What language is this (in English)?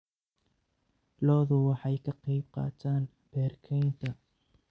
Somali